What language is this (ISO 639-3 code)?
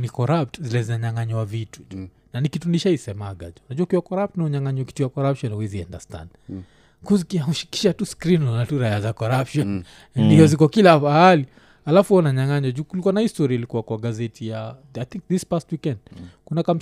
swa